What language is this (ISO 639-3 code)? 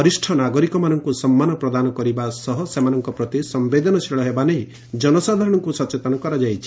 ori